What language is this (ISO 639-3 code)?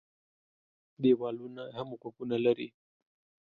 pus